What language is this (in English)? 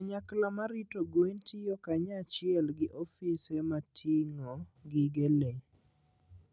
Luo (Kenya and Tanzania)